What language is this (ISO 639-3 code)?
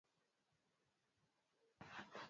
swa